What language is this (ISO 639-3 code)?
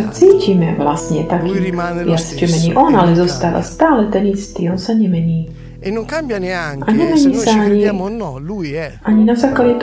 slk